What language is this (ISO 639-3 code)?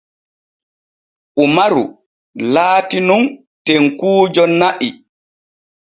fue